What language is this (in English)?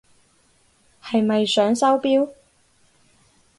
Cantonese